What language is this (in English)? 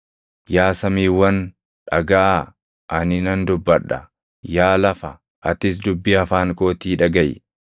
Oromo